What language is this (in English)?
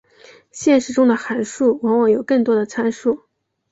Chinese